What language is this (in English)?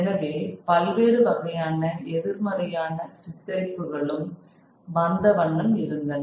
Tamil